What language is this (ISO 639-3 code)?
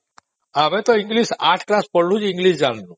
ori